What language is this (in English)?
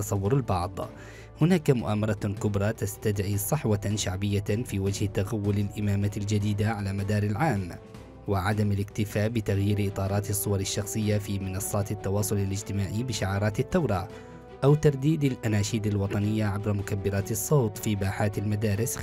Arabic